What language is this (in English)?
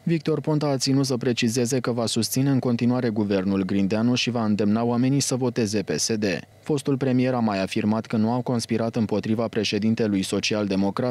Romanian